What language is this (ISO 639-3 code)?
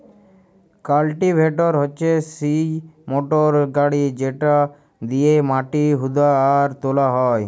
ben